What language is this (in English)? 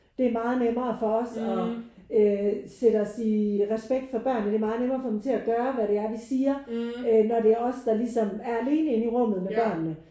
Danish